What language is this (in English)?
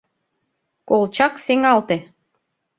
Mari